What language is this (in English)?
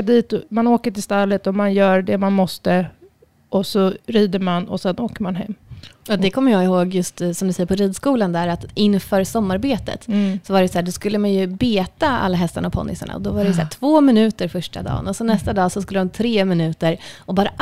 Swedish